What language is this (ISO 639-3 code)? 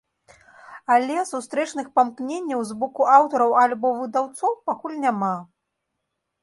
bel